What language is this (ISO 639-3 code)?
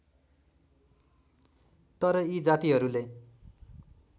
nep